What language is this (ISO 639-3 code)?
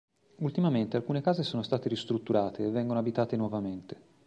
ita